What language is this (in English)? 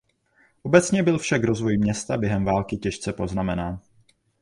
Czech